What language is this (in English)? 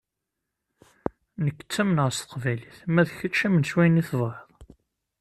Kabyle